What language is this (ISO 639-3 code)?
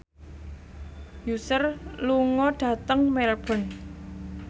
jav